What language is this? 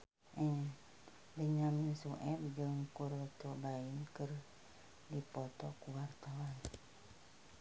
Sundanese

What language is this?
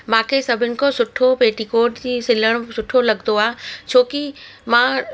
Sindhi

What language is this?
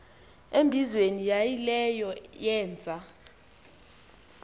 Xhosa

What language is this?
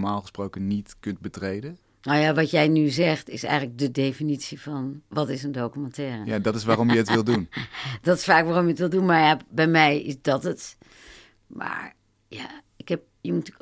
Dutch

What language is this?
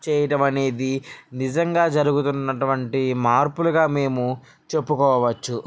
Telugu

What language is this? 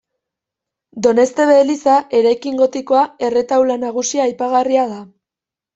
Basque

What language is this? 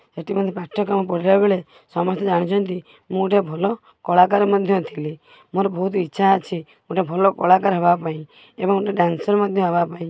Odia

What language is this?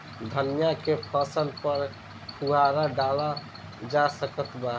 Bhojpuri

